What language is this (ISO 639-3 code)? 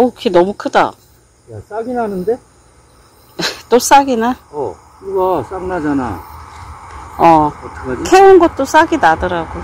kor